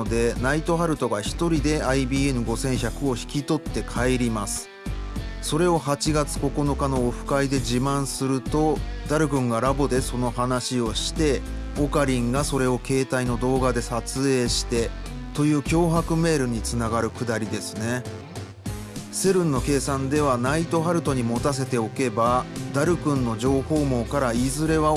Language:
Japanese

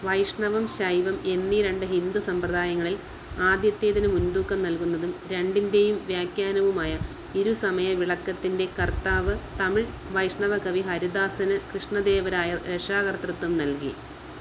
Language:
Malayalam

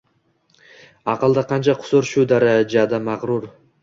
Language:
Uzbek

